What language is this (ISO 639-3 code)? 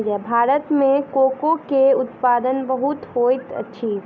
mai